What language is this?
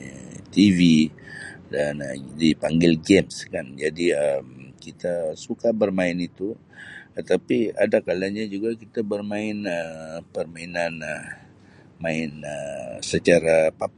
Sabah Malay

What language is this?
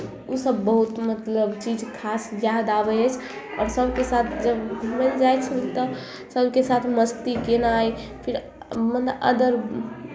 Maithili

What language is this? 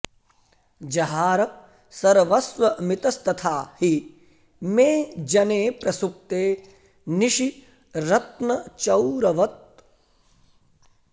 Sanskrit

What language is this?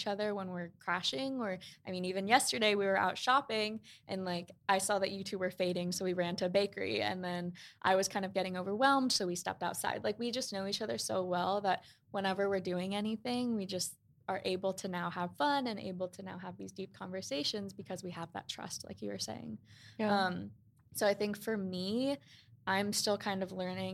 English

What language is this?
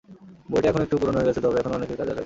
Bangla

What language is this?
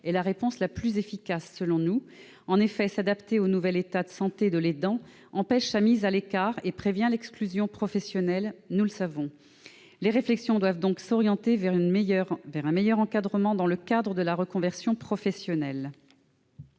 French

